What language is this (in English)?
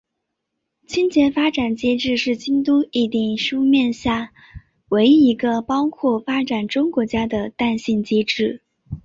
Chinese